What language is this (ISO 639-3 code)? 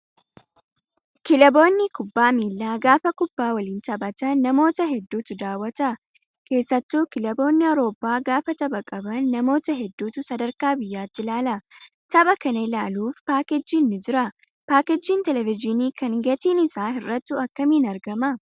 orm